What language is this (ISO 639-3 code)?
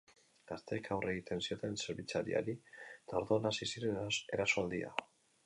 eus